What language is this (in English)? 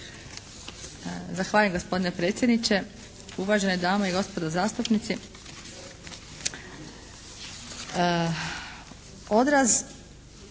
Croatian